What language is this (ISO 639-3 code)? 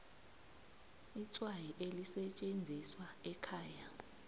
nbl